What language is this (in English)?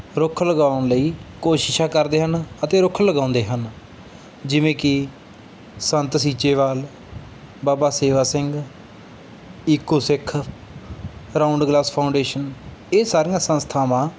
Punjabi